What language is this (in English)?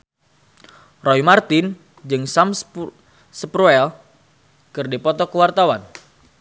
Sundanese